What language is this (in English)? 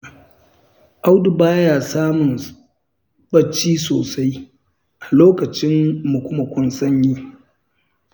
Hausa